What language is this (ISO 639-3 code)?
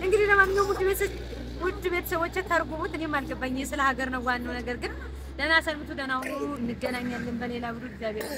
ara